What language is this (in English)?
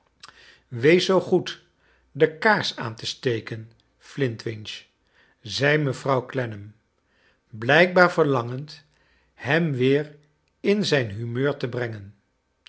Dutch